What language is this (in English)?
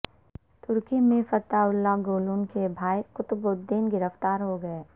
Urdu